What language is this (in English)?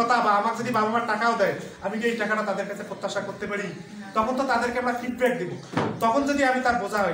Turkish